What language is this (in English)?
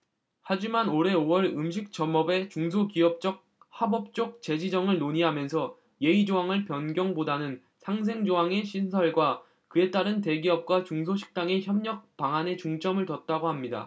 Korean